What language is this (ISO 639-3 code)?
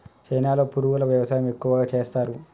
tel